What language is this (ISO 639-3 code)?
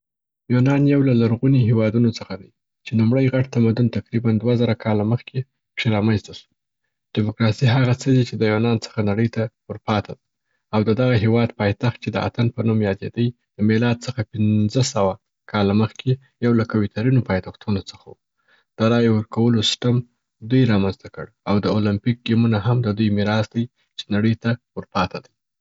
pbt